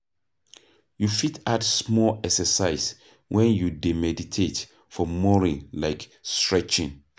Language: Nigerian Pidgin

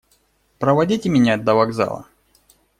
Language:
Russian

